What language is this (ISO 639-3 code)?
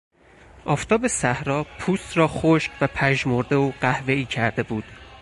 fas